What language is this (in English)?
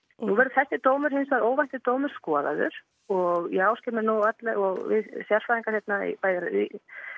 Icelandic